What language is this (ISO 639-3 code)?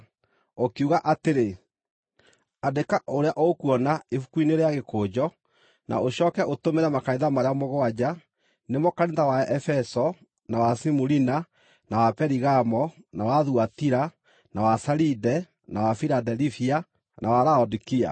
kik